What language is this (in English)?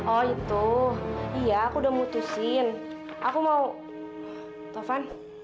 Indonesian